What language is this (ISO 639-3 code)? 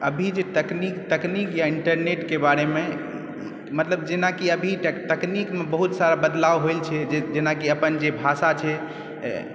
mai